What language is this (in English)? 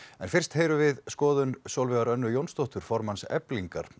Icelandic